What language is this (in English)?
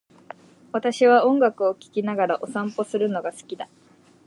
Japanese